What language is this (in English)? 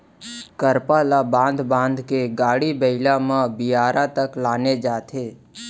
Chhattisgarhi